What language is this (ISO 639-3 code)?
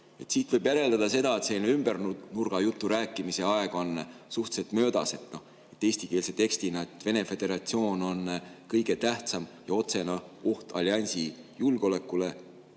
est